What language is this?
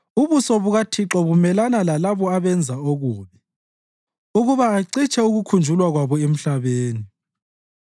North Ndebele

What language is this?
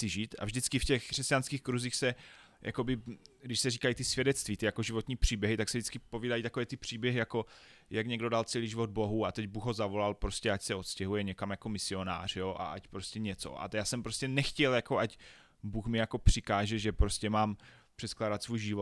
Czech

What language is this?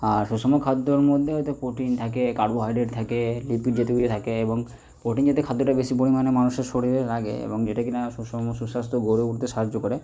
Bangla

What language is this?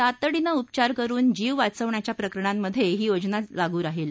Marathi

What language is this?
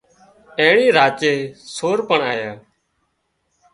Wadiyara Koli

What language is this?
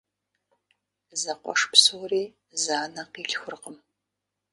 Kabardian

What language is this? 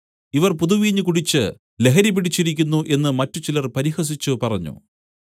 Malayalam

